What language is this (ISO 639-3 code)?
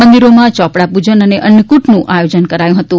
guj